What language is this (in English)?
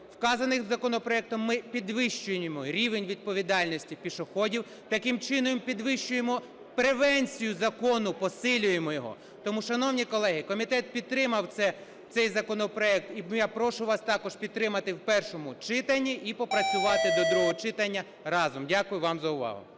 Ukrainian